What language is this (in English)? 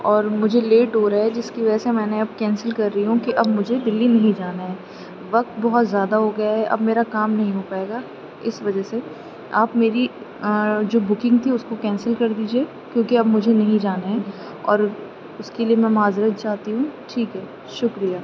Urdu